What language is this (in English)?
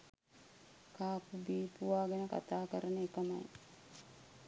Sinhala